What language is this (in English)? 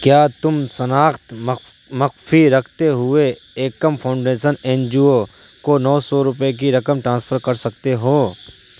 Urdu